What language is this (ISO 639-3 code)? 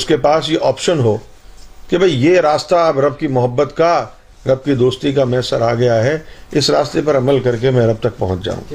urd